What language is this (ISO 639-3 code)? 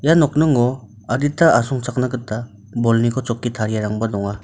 grt